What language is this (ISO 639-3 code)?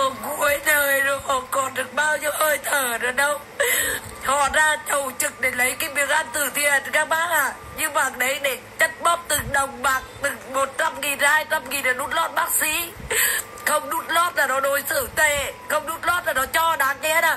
vie